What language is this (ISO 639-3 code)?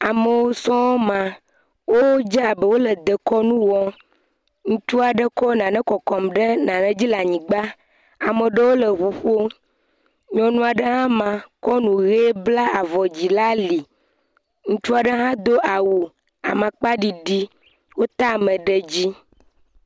ewe